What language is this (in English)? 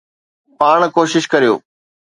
Sindhi